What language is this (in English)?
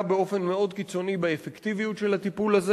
Hebrew